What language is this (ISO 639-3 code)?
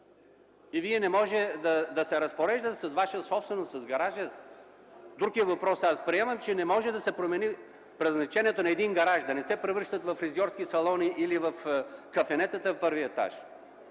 bul